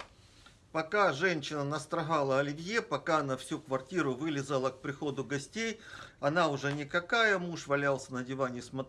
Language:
Russian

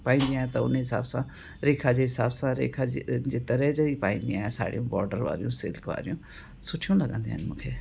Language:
Sindhi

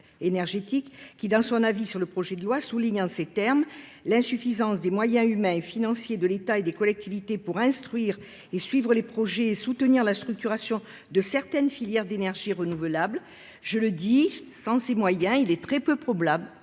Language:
French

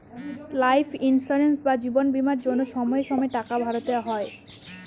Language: Bangla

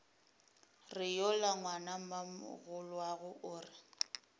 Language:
Northern Sotho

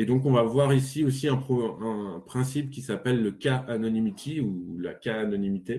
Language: French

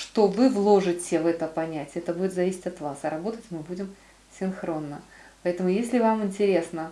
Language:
Russian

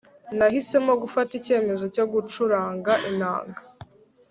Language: Kinyarwanda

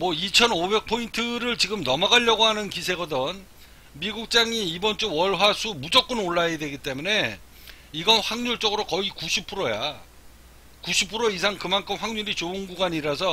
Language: Korean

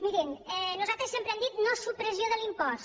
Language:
Catalan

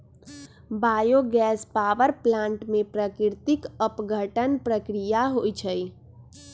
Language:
Magahi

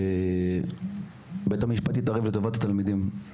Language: Hebrew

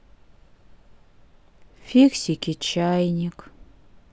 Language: Russian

